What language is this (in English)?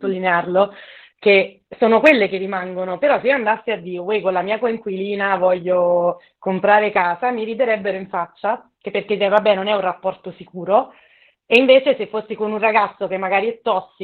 Italian